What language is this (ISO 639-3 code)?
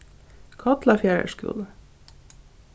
fao